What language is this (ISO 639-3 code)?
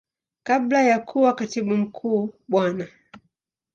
swa